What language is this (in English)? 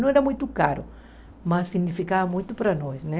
Portuguese